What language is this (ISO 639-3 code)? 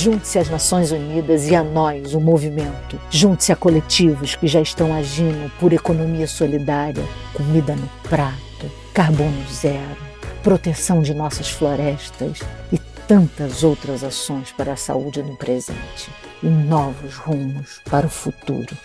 por